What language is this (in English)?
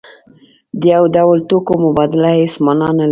Pashto